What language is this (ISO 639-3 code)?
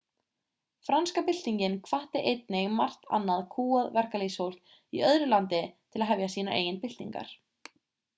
isl